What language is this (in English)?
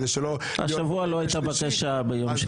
Hebrew